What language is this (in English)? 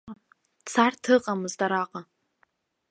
Abkhazian